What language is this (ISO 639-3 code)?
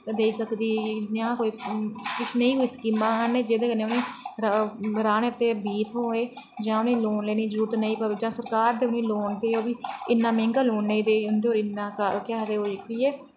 doi